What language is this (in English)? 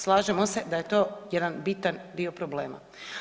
Croatian